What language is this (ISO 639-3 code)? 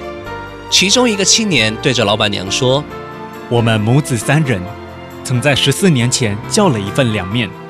zho